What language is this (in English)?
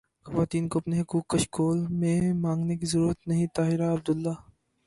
Urdu